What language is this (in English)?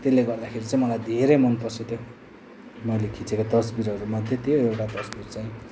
Nepali